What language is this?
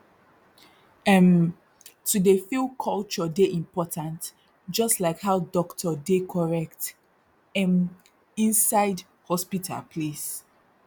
Nigerian Pidgin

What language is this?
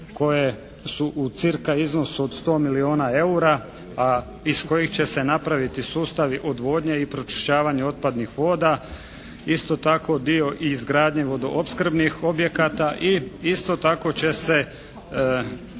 Croatian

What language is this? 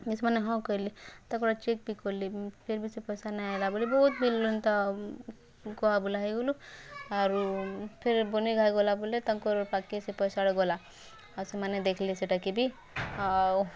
Odia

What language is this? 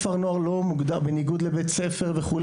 Hebrew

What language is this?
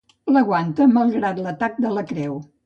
Catalan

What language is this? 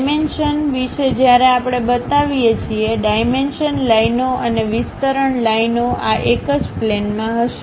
Gujarati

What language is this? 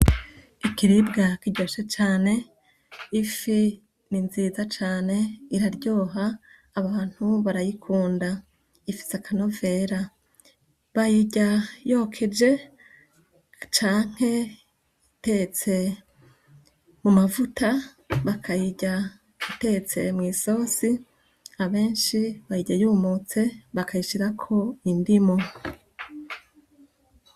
Rundi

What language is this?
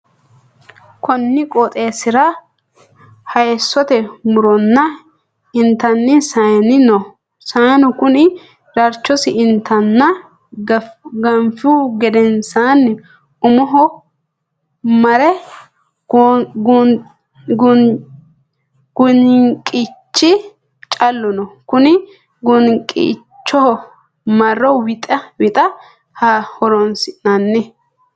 Sidamo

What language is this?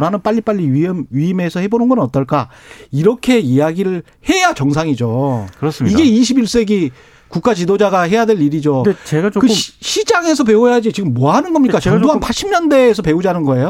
Korean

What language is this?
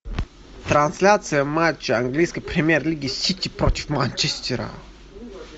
Russian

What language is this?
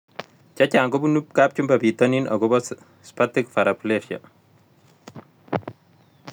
Kalenjin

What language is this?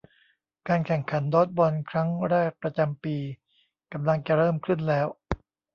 Thai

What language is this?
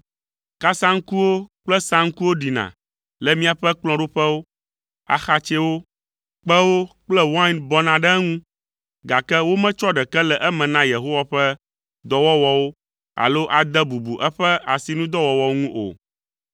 Ewe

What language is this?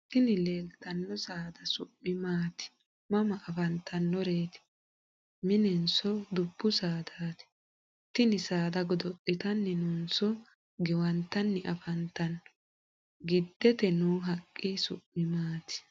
Sidamo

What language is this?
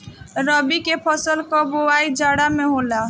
Bhojpuri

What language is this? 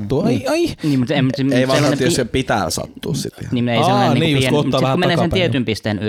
Finnish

